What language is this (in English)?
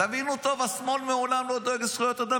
Hebrew